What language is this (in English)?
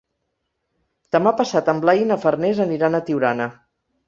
Catalan